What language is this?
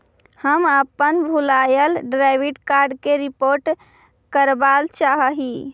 Magahi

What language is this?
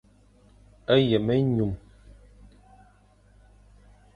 Fang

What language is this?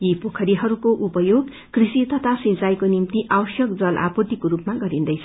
Nepali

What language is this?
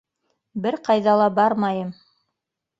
Bashkir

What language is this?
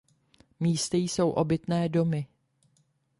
Czech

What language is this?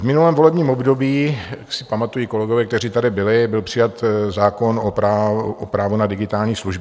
Czech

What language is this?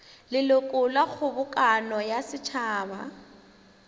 Northern Sotho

